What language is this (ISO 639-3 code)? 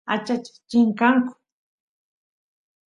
qus